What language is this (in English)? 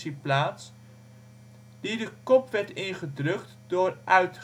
Dutch